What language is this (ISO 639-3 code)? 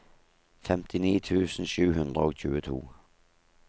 nor